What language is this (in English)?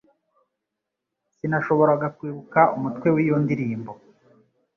Kinyarwanda